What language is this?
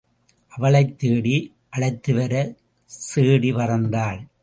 Tamil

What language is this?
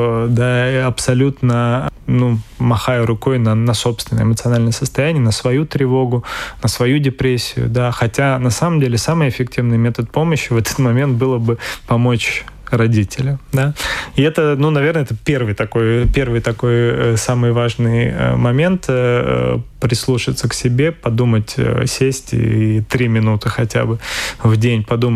Russian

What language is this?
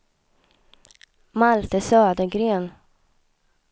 Swedish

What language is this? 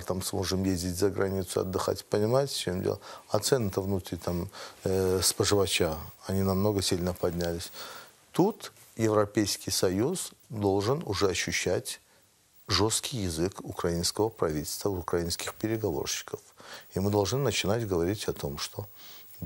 Russian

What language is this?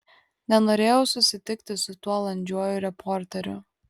Lithuanian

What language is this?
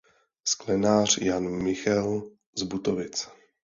Czech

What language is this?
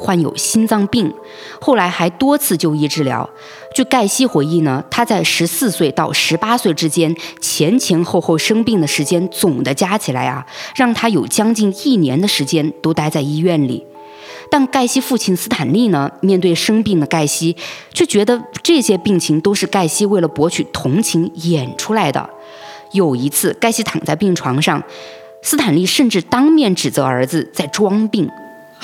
Chinese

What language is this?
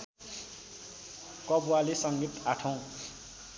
Nepali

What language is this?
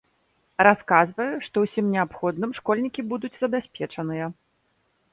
Belarusian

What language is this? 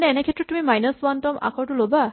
Assamese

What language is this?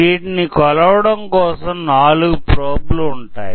Telugu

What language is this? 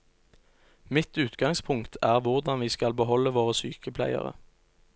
Norwegian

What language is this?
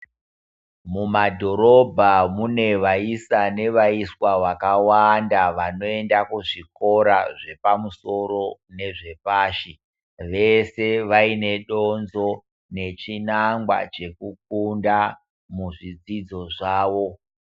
Ndau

